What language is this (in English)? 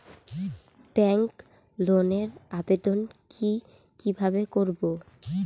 Bangla